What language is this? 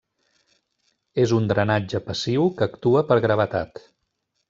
Catalan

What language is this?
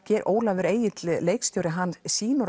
Icelandic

